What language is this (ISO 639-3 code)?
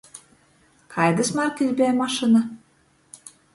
ltg